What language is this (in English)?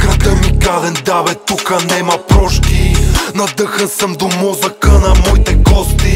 Bulgarian